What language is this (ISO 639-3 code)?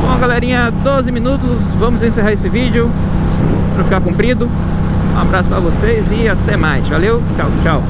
por